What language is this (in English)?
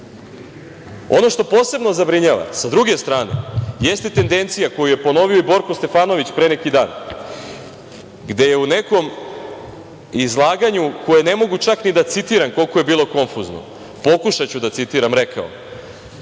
Serbian